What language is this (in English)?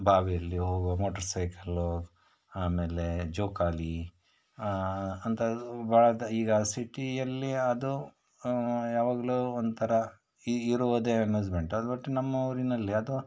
Kannada